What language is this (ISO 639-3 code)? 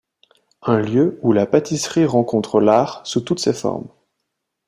fra